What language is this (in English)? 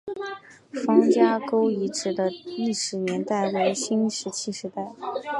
Chinese